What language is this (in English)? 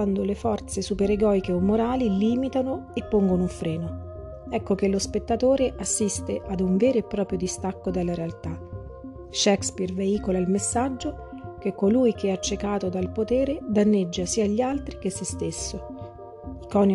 Italian